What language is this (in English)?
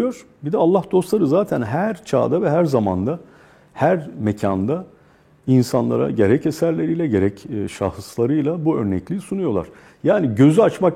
Turkish